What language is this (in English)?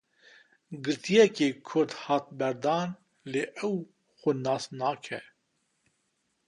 Kurdish